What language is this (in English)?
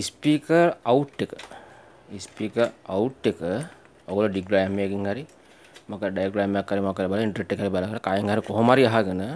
Indonesian